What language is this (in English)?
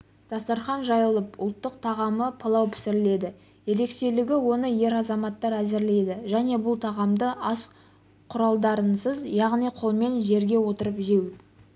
Kazakh